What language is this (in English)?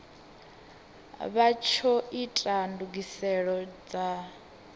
Venda